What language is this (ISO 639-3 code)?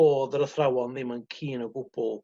cym